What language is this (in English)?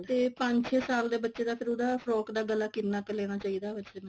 Punjabi